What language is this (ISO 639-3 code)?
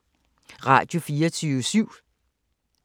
dan